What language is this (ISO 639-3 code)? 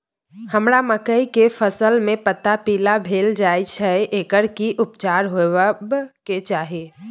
mai